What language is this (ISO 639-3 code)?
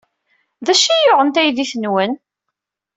kab